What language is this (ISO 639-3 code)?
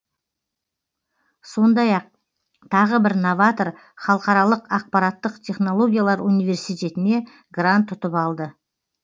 kaz